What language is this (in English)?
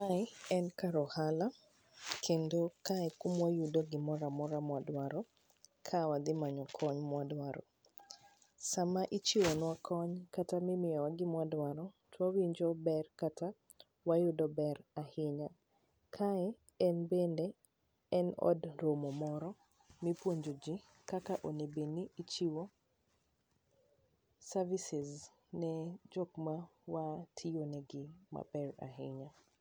Luo (Kenya and Tanzania)